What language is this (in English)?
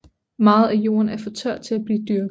Danish